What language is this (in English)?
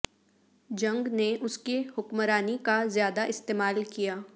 Urdu